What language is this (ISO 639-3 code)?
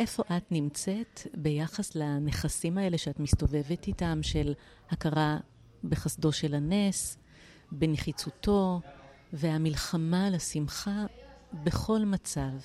heb